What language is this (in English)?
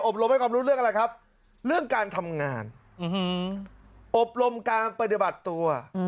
Thai